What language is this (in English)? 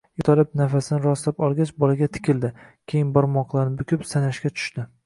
Uzbek